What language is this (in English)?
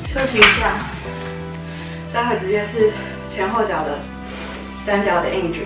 Chinese